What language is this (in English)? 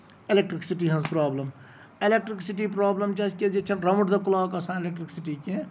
Kashmiri